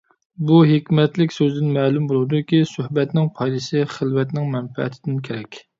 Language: Uyghur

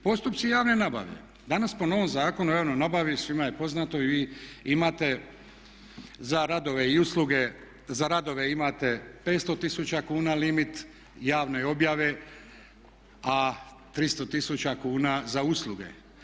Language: Croatian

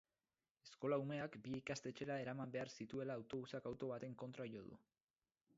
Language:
Basque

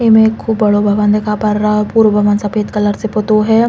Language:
Bundeli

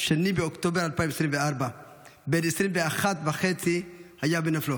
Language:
Hebrew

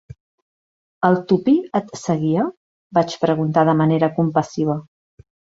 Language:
Catalan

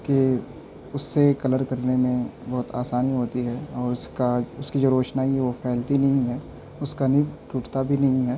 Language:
Urdu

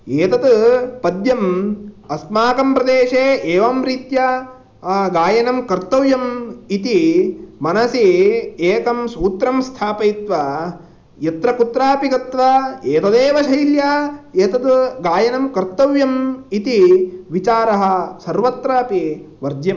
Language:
Sanskrit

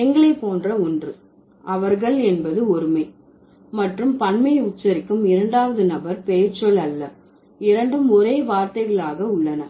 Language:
Tamil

